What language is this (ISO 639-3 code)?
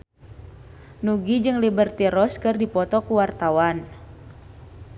sun